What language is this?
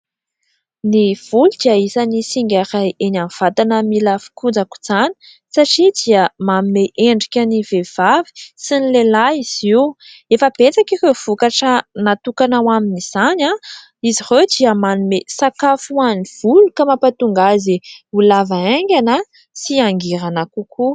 Malagasy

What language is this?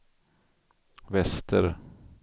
Swedish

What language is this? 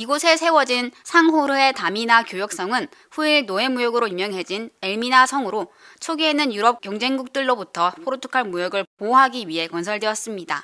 Korean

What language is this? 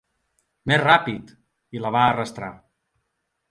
Catalan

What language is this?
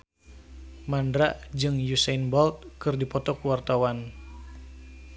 Sundanese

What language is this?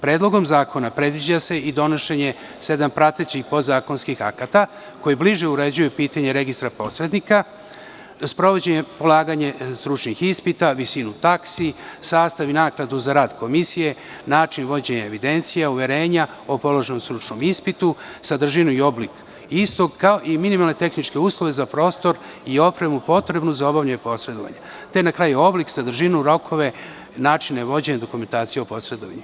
Serbian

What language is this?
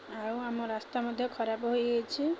Odia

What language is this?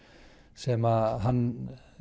Icelandic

